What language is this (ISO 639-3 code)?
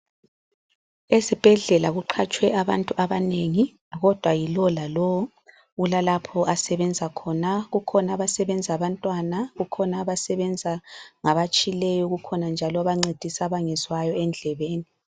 nde